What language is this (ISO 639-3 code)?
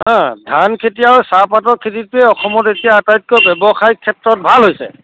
asm